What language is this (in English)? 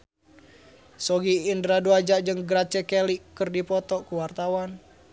Sundanese